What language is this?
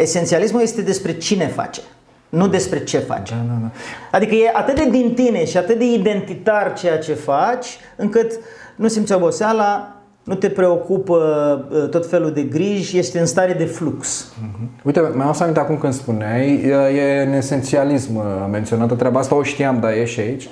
Romanian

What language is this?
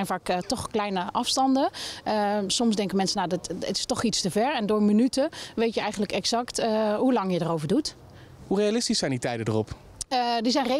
Dutch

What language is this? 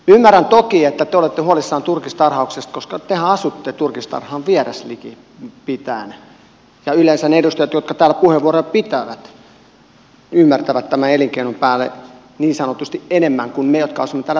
Finnish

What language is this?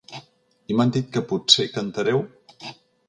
Catalan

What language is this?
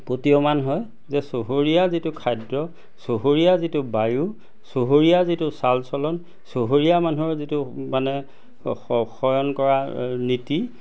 Assamese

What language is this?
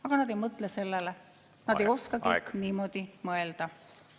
Estonian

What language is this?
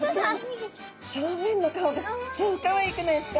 Japanese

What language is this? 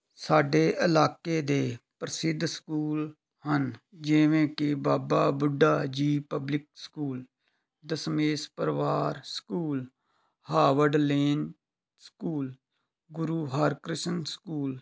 Punjabi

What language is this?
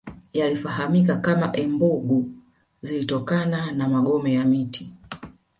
Swahili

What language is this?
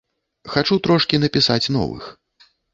Belarusian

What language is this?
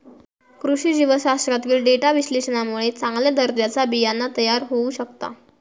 Marathi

